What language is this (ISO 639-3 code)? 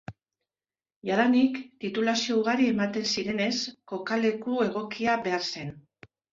eus